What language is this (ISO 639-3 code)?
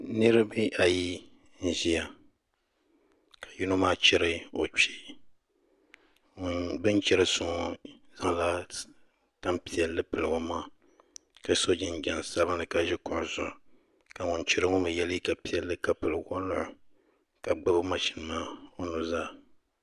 dag